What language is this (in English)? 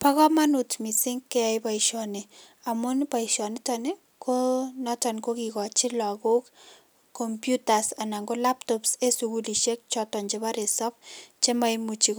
Kalenjin